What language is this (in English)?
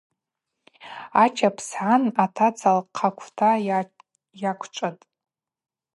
Abaza